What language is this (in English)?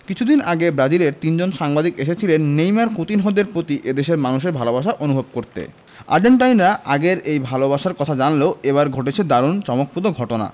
Bangla